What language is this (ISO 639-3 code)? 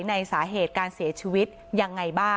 tha